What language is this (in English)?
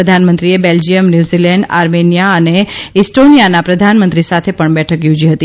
Gujarati